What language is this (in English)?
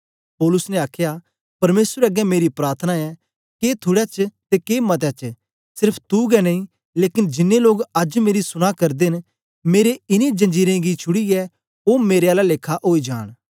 Dogri